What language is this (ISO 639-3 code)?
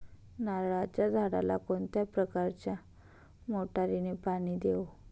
mar